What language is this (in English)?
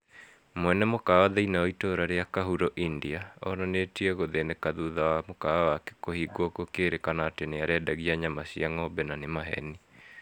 Kikuyu